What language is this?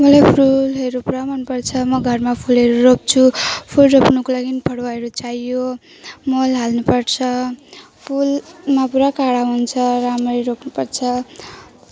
Nepali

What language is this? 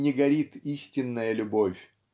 Russian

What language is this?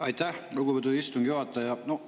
Estonian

